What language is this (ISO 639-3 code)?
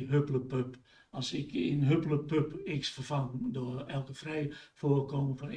nld